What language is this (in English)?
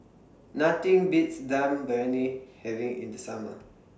English